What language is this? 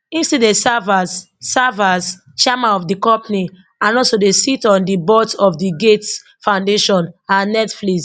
Nigerian Pidgin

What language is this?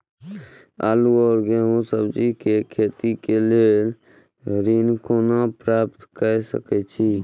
Maithili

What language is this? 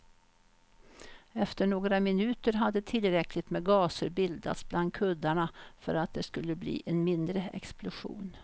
Swedish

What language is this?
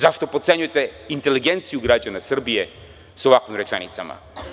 Serbian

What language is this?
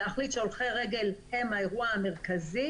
Hebrew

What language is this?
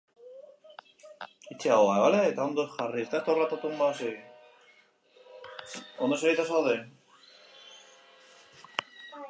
Basque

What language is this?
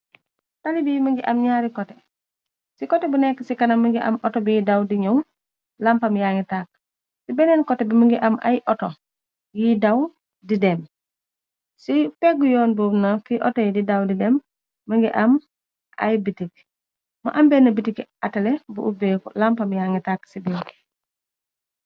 Wolof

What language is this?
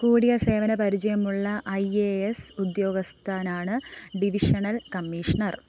Malayalam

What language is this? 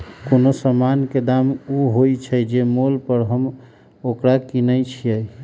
Magahi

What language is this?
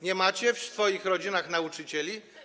Polish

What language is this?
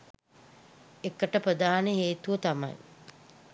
Sinhala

